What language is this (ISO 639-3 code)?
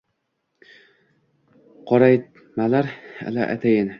uzb